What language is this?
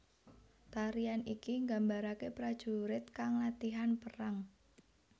Javanese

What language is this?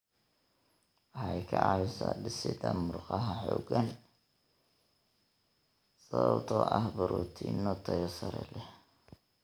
Somali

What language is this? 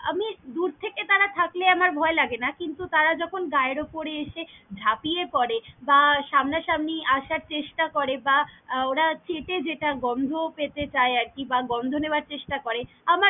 Bangla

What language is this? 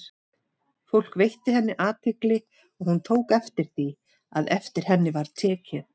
Icelandic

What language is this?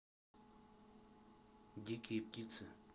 Russian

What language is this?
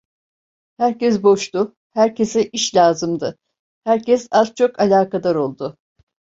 Turkish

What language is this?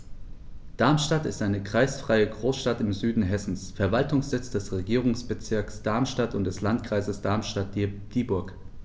German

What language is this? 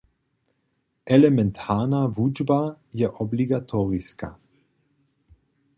Upper Sorbian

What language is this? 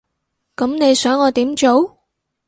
Cantonese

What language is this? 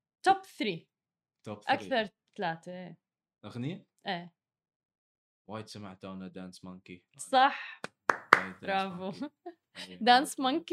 Arabic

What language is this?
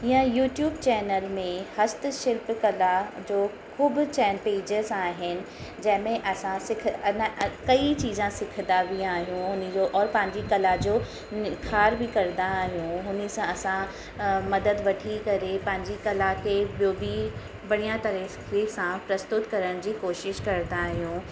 Sindhi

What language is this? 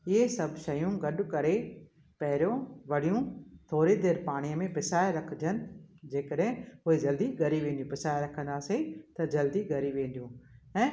Sindhi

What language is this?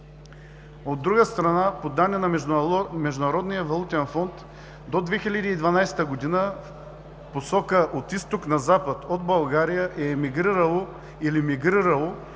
Bulgarian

